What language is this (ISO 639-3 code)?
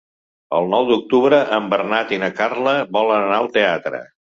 cat